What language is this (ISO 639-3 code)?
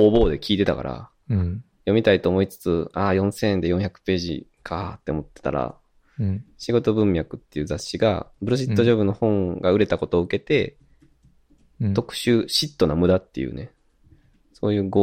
jpn